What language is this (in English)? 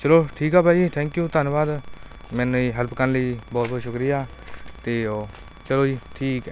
Punjabi